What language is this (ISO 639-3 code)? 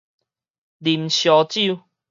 nan